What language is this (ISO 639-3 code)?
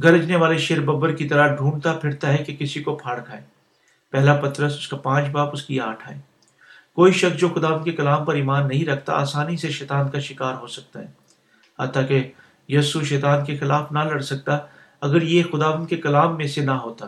urd